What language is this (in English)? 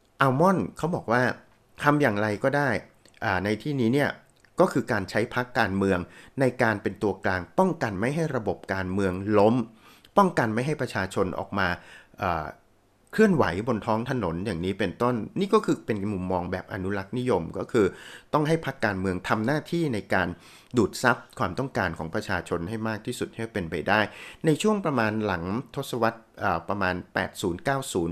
Thai